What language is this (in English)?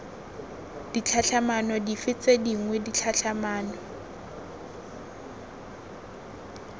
Tswana